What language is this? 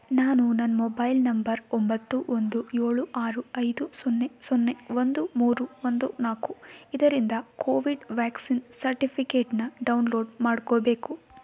Kannada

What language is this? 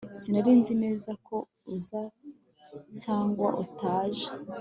Kinyarwanda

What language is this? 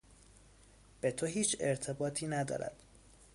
Persian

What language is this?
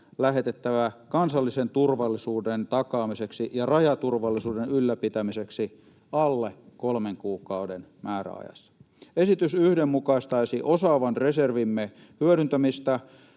Finnish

